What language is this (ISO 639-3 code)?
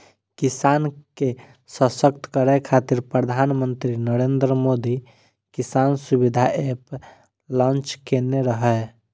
mai